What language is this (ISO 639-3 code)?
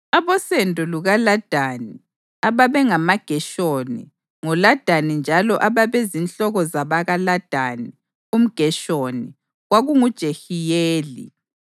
nde